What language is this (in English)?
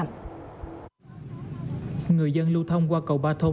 Vietnamese